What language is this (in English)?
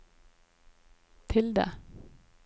Norwegian